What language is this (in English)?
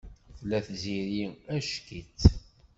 Kabyle